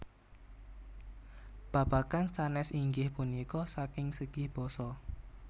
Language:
Javanese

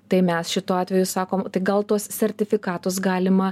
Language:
Lithuanian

